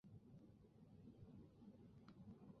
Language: Chinese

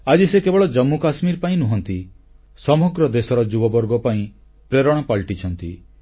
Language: Odia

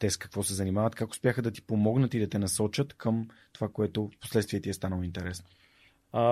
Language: Bulgarian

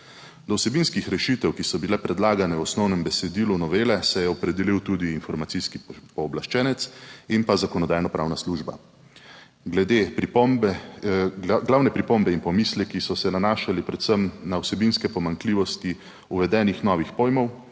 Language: Slovenian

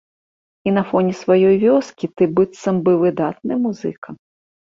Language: Belarusian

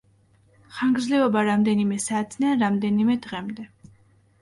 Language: Georgian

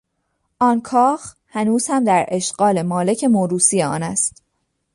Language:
Persian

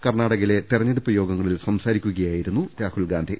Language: Malayalam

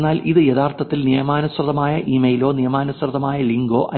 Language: Malayalam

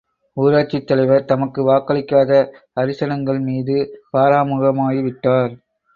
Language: Tamil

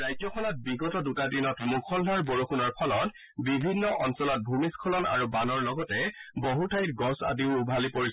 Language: Assamese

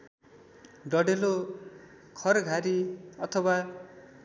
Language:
Nepali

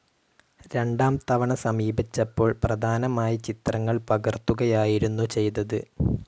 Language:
Malayalam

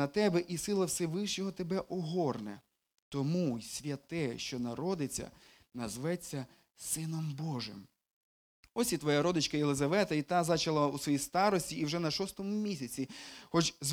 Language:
Ukrainian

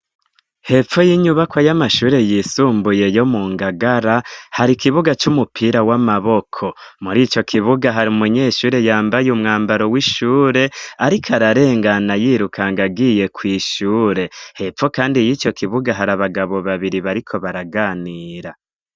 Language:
Rundi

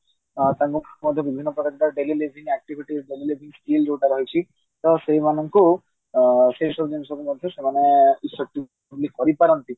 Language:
Odia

